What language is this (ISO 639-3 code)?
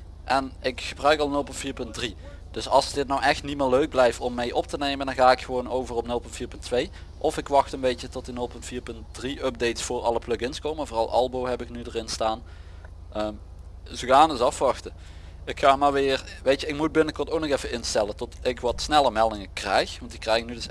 nld